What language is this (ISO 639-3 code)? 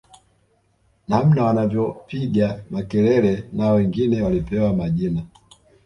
swa